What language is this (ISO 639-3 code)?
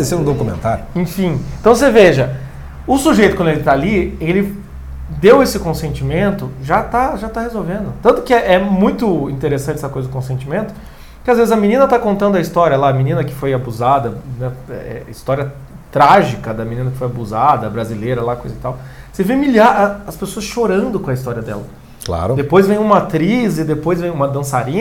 por